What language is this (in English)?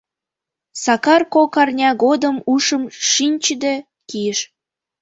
Mari